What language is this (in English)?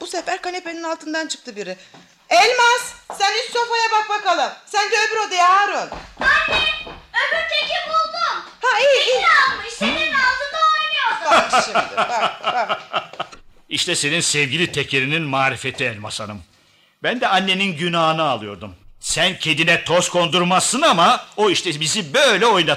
Turkish